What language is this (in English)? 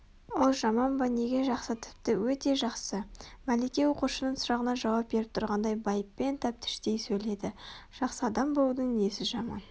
Kazakh